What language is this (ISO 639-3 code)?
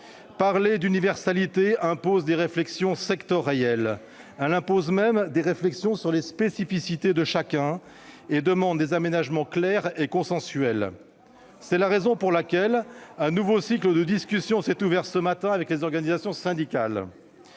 fra